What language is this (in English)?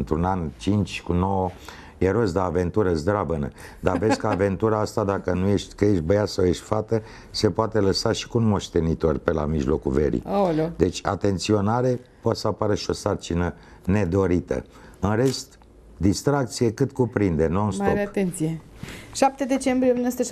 Romanian